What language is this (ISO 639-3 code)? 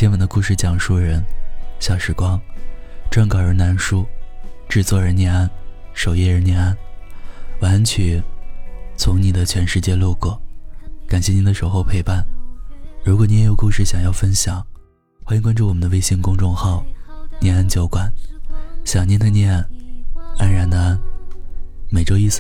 zho